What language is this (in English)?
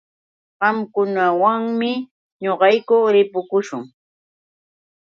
Yauyos Quechua